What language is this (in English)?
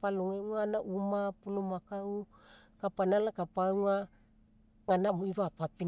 Mekeo